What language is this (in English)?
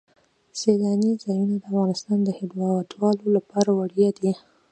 Pashto